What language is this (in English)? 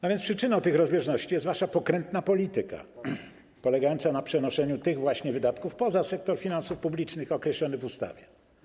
Polish